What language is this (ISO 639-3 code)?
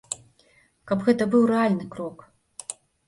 bel